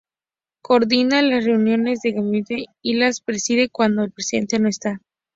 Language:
Spanish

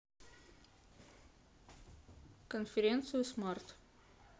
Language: Russian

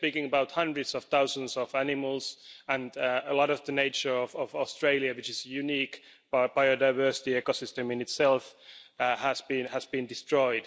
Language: English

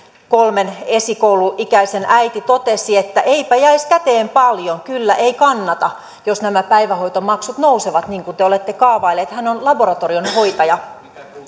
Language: Finnish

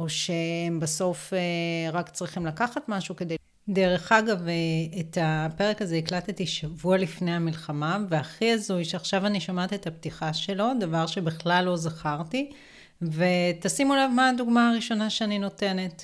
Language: Hebrew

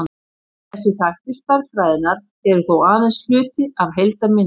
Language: Icelandic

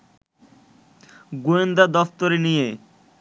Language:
Bangla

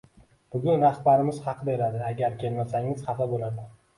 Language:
Uzbek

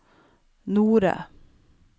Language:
Norwegian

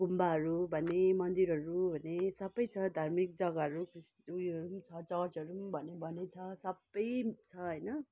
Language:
Nepali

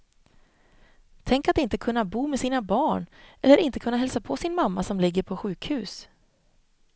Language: Swedish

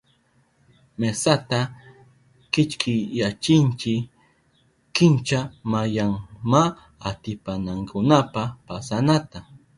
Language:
Southern Pastaza Quechua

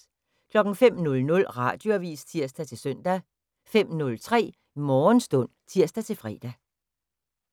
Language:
Danish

